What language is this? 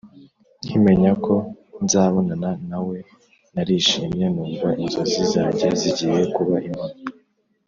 Kinyarwanda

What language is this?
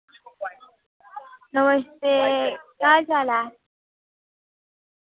Dogri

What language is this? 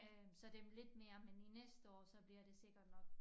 Danish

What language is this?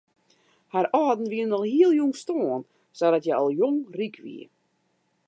Western Frisian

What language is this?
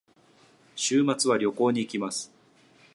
Japanese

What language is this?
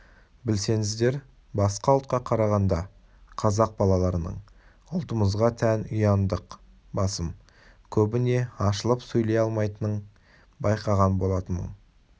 Kazakh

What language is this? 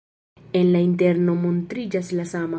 Esperanto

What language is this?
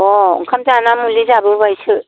Bodo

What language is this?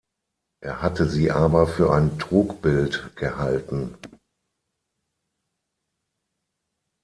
German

